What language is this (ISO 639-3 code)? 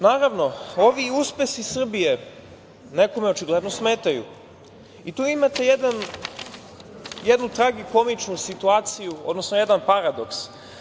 srp